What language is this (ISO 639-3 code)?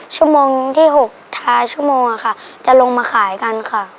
tha